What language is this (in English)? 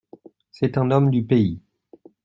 French